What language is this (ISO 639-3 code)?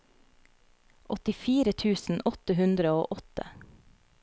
nor